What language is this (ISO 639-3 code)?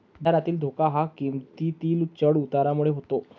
mar